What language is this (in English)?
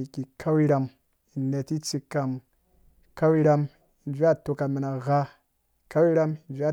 Dũya